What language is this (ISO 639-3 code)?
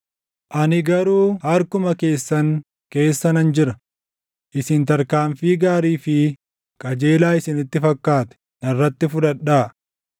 orm